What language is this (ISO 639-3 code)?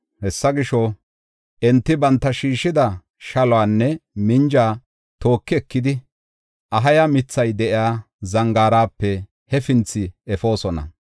gof